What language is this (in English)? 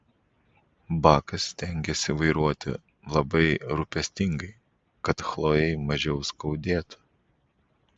Lithuanian